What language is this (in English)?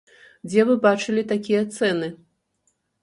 Belarusian